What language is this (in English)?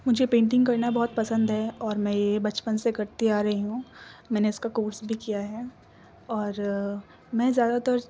Urdu